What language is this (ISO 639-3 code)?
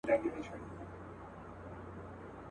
pus